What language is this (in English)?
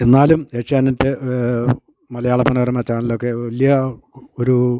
Malayalam